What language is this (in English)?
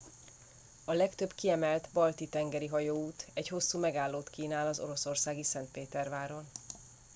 Hungarian